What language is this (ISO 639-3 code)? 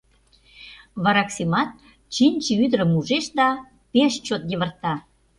chm